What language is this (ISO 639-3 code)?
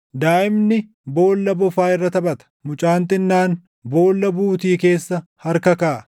orm